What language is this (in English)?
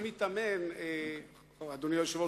Hebrew